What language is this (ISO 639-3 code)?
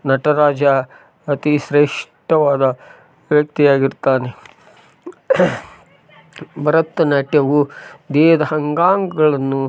kan